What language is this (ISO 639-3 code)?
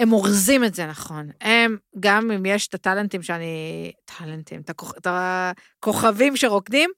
heb